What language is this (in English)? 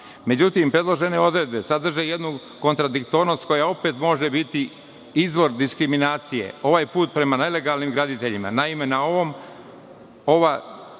Serbian